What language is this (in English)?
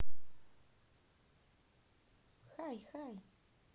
Russian